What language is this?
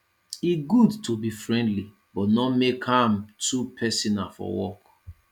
Nigerian Pidgin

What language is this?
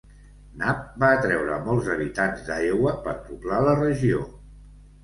Catalan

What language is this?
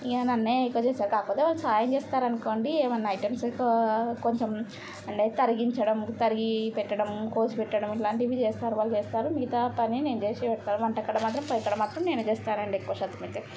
Telugu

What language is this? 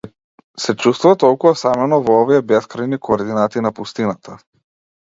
Macedonian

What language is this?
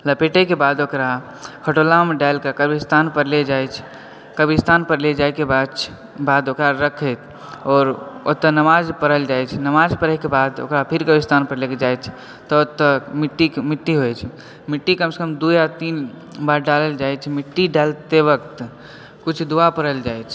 Maithili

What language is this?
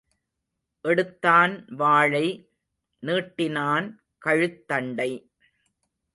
Tamil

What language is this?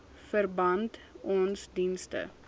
Afrikaans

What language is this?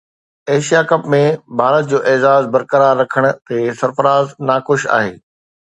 Sindhi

